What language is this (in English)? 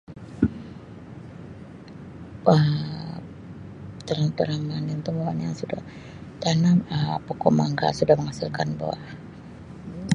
Sabah Malay